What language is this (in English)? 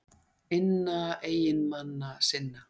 Icelandic